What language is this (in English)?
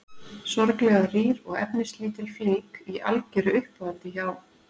Icelandic